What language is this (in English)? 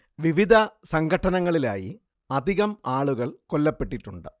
Malayalam